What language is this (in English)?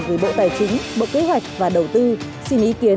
Vietnamese